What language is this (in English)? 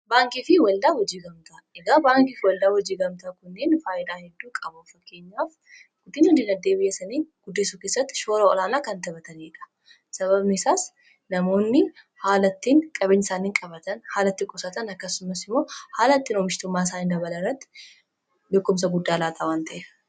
Oromo